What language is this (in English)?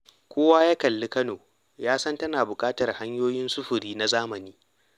Hausa